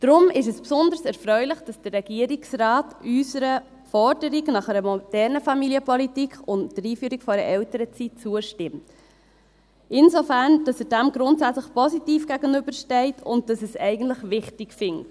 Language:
Swiss German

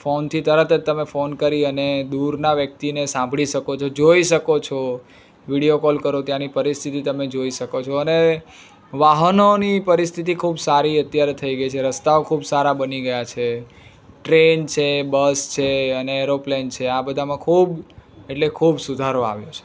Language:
Gujarati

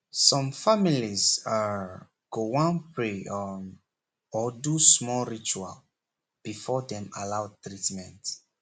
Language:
Nigerian Pidgin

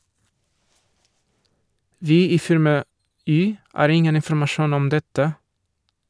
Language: Norwegian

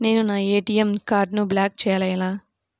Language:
Telugu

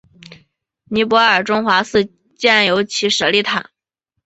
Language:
Chinese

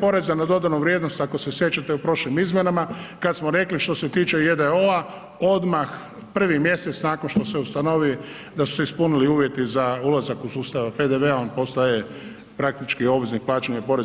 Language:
Croatian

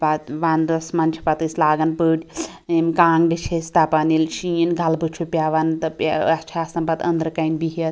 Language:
Kashmiri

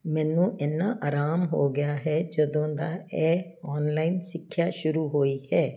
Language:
Punjabi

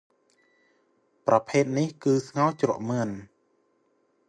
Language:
Khmer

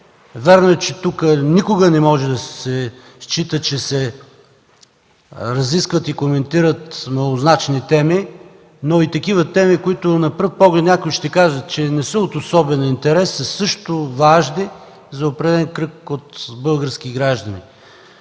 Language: Bulgarian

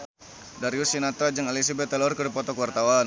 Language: Sundanese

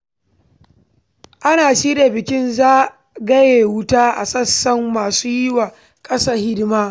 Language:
Hausa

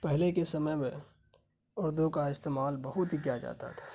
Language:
Urdu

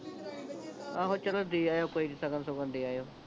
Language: Punjabi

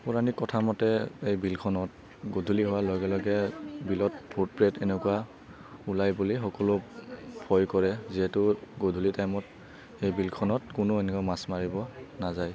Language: Assamese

